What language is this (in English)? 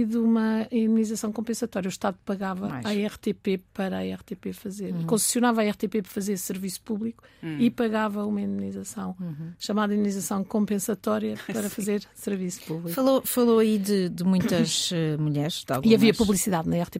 Portuguese